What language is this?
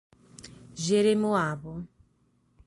Portuguese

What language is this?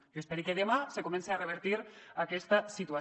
Catalan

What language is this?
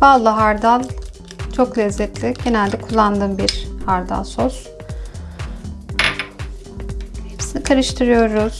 Turkish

